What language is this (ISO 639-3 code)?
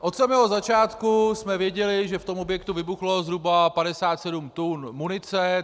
ces